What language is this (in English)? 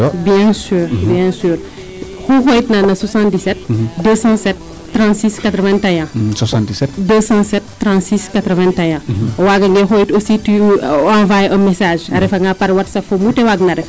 Serer